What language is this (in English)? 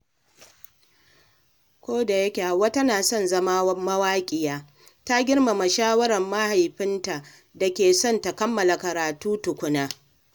Hausa